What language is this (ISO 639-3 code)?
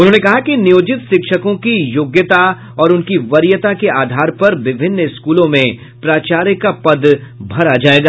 hin